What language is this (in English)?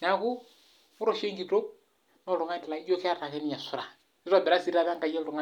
Masai